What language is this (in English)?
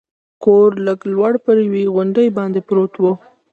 Pashto